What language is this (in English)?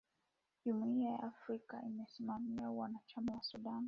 Swahili